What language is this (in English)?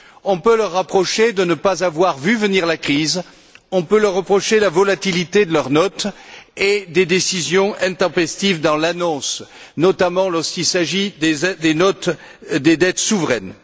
French